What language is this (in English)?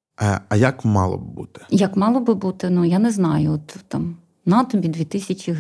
Ukrainian